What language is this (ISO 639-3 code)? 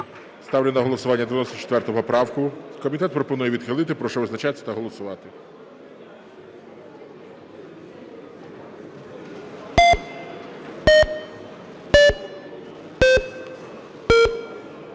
ukr